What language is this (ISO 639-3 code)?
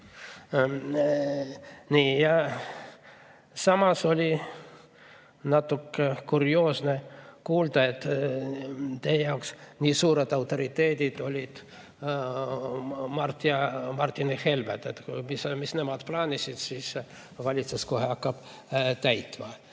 est